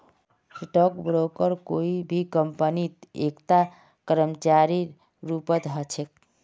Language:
Magahi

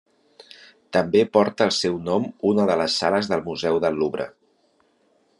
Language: Catalan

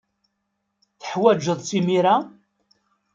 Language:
Kabyle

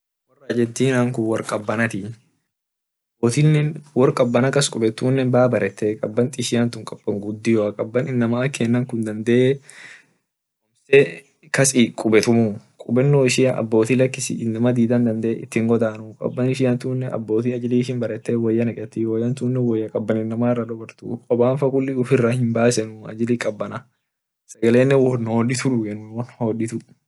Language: Orma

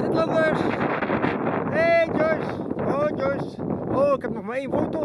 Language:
Dutch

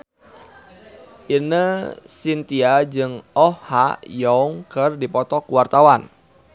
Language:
Sundanese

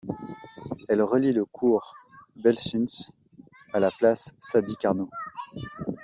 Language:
French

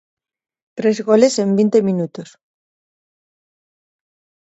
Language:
Galician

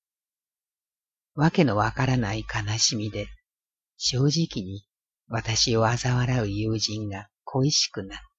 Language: Japanese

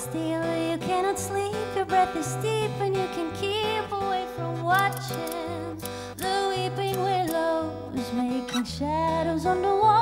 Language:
Norwegian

